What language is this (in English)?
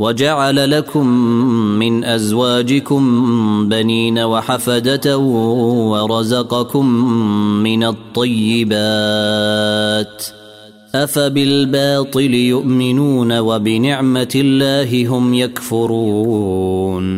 Arabic